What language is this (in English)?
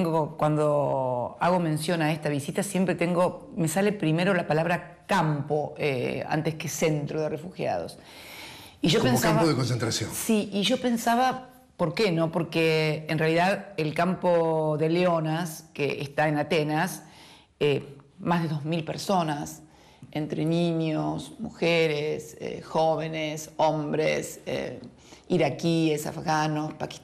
Spanish